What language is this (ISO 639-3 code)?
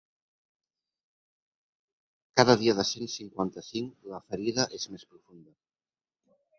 cat